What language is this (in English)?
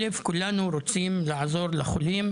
Hebrew